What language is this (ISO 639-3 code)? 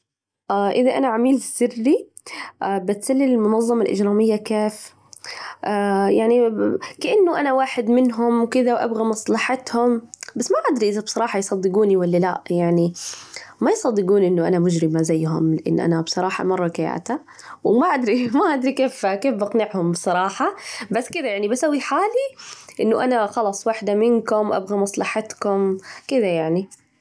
ars